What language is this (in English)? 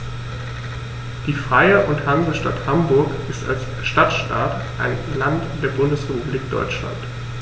German